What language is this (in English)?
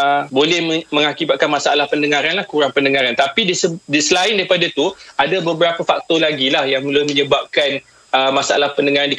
Malay